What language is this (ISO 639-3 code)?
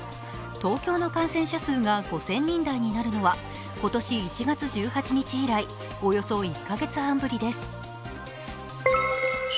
jpn